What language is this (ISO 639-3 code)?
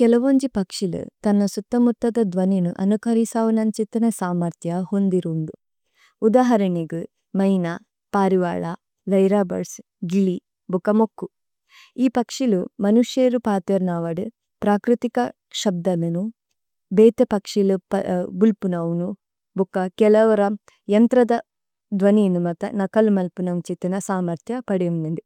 tcy